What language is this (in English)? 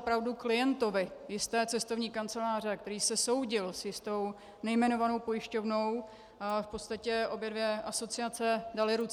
Czech